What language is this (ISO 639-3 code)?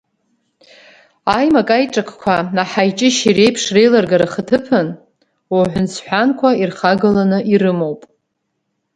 abk